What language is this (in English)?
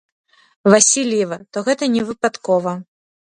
Belarusian